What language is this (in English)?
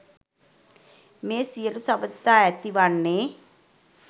Sinhala